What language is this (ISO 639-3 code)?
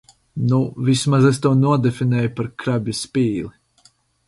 lav